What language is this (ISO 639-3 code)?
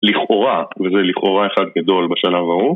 heb